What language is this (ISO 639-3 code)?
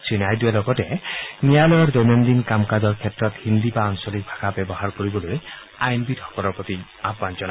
asm